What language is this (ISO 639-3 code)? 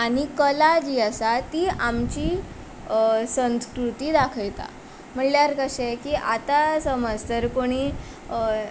kok